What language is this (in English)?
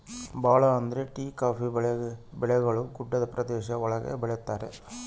Kannada